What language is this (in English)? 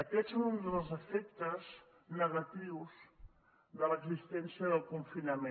Catalan